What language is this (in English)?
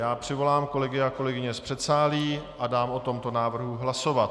Czech